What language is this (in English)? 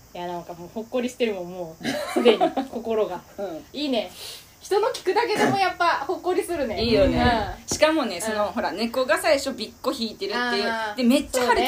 Japanese